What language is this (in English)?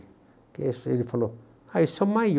Portuguese